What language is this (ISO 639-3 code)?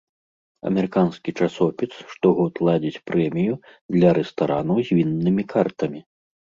bel